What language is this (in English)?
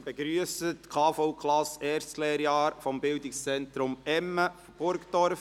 Swiss German